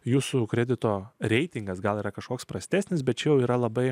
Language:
Lithuanian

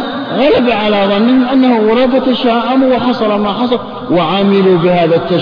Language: Arabic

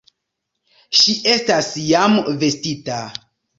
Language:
Esperanto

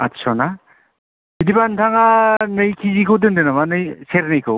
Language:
Bodo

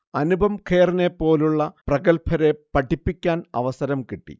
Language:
Malayalam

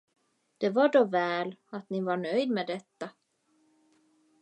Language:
Swedish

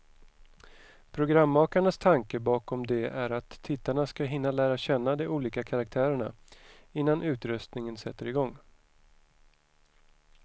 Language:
Swedish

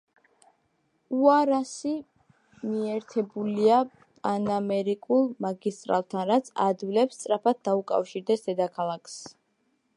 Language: Georgian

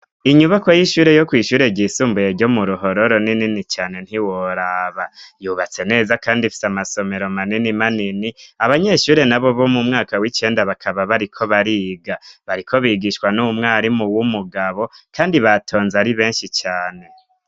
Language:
Rundi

